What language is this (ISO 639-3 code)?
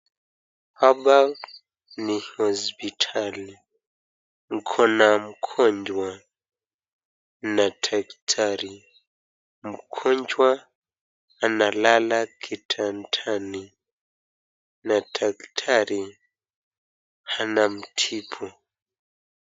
swa